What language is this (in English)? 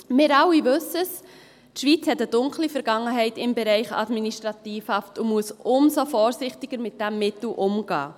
Swiss German